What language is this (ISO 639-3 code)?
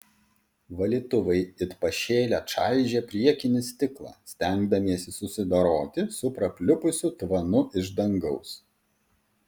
lit